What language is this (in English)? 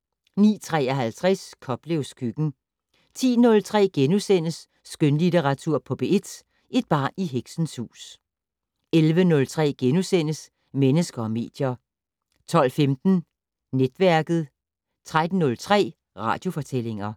Danish